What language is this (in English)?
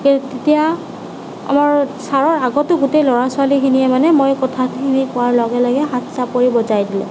Assamese